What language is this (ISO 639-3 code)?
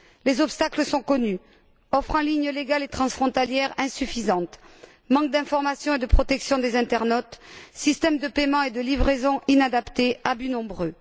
fra